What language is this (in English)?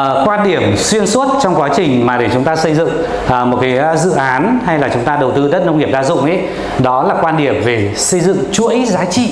Vietnamese